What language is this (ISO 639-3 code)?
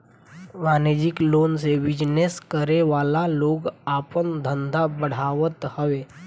bho